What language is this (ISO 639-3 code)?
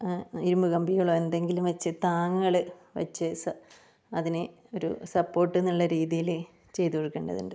mal